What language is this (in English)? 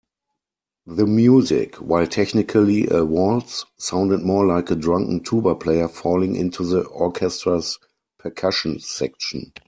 English